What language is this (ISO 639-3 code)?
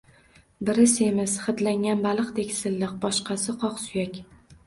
uzb